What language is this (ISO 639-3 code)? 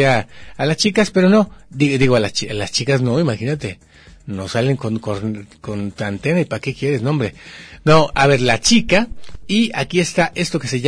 spa